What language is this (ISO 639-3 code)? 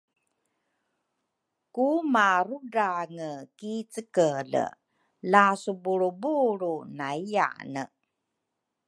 dru